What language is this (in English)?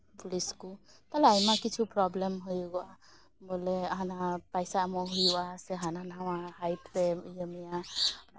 Santali